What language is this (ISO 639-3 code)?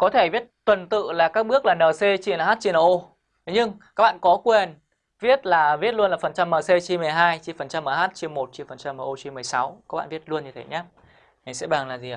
vie